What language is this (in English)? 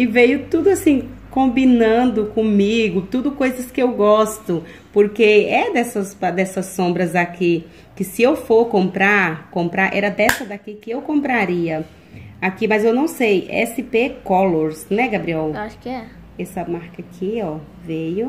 Portuguese